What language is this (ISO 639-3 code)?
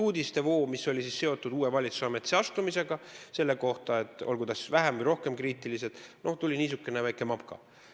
est